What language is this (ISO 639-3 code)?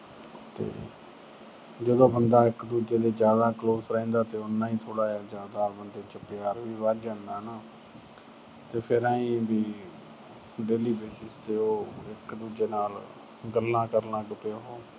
pan